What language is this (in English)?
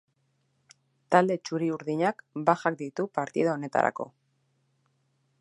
Basque